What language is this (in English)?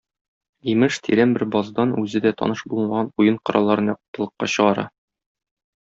Tatar